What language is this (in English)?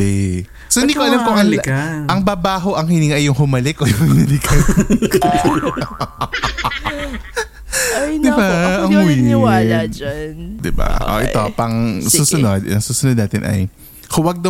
Filipino